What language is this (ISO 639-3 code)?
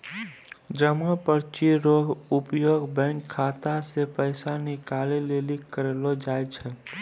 mai